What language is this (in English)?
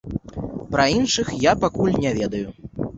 Belarusian